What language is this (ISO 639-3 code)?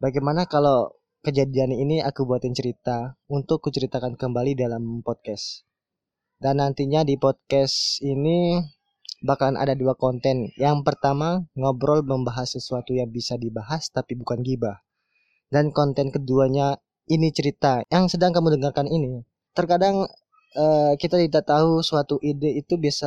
ind